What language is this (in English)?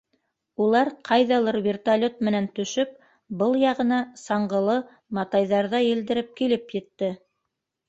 Bashkir